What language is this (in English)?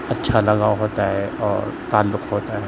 Urdu